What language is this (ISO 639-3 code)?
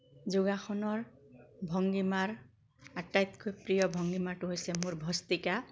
asm